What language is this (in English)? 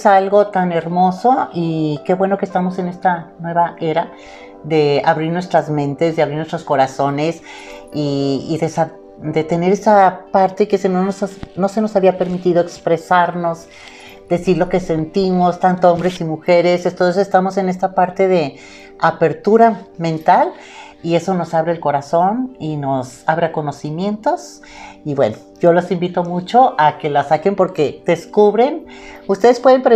Spanish